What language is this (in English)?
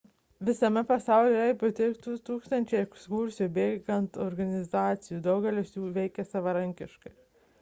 Lithuanian